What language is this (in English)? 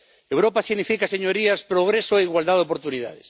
Spanish